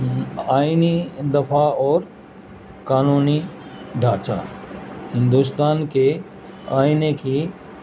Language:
Urdu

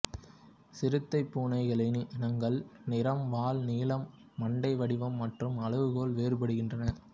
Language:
Tamil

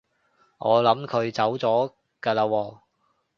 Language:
Cantonese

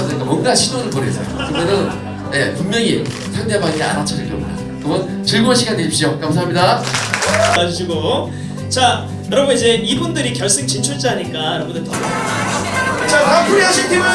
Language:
Korean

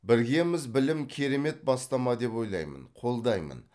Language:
Kazakh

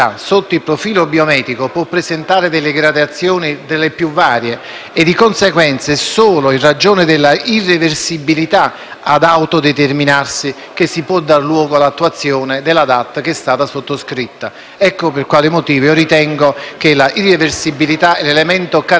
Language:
Italian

